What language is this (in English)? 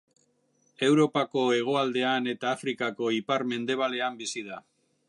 Basque